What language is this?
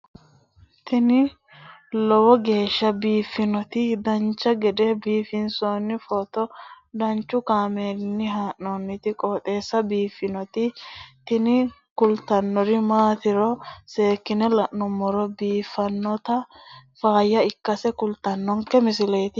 Sidamo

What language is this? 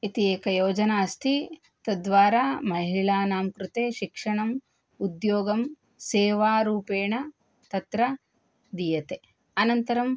Sanskrit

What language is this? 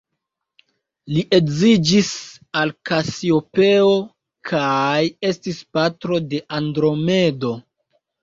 Esperanto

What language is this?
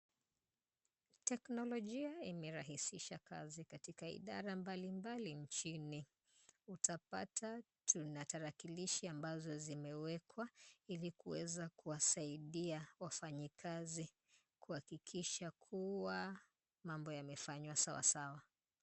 Swahili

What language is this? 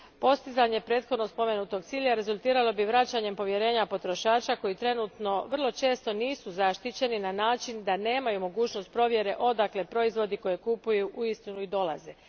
Croatian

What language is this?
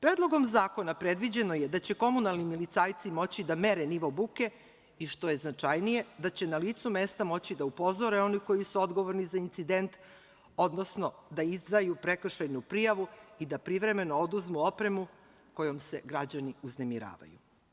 Serbian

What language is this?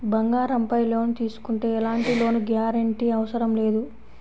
Telugu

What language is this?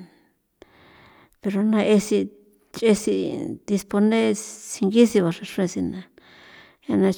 San Felipe Otlaltepec Popoloca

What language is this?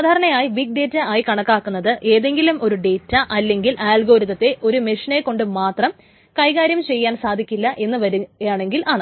Malayalam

